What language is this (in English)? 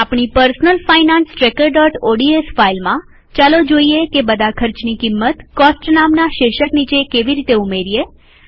Gujarati